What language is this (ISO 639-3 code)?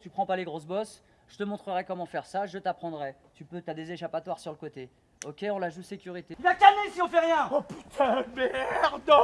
fra